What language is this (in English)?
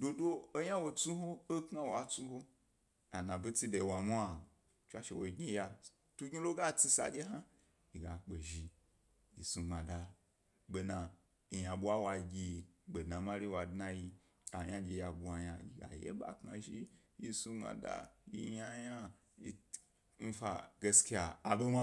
Gbari